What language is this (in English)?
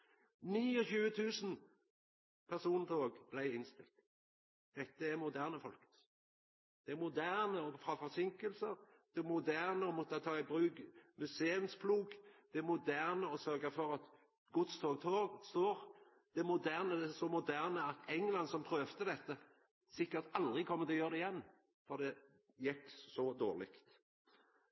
Norwegian Nynorsk